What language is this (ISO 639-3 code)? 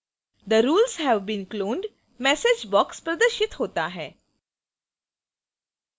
hin